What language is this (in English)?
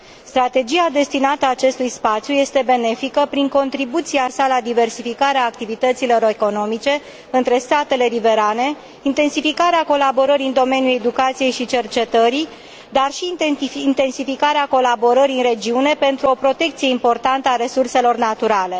Romanian